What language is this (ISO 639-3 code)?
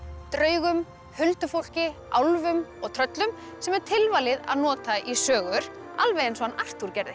isl